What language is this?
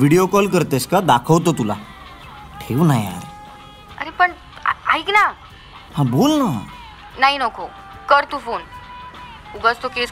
Marathi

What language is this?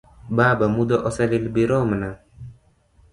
Luo (Kenya and Tanzania)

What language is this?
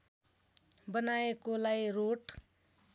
Nepali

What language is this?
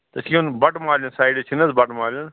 Kashmiri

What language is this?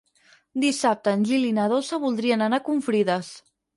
Catalan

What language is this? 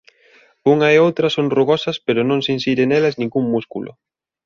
Galician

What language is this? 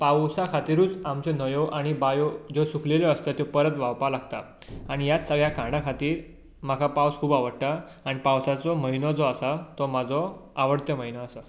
Konkani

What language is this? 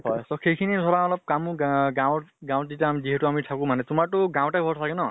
Assamese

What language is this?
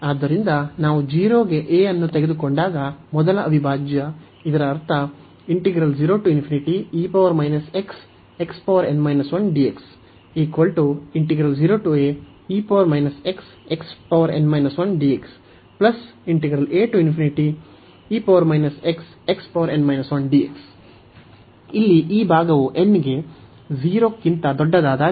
Kannada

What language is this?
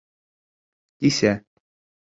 Bashkir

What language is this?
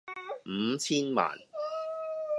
Cantonese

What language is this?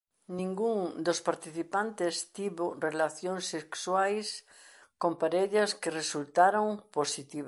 Galician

